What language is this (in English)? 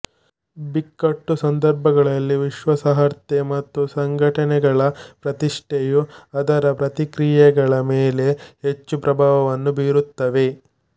Kannada